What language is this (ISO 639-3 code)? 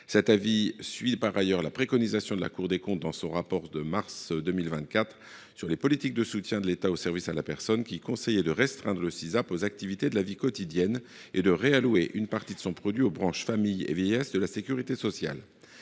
fra